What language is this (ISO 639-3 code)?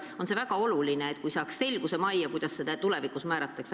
est